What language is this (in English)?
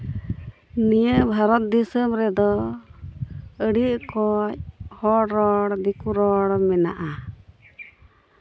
Santali